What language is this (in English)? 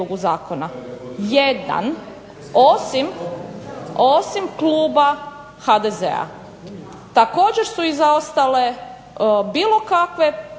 Croatian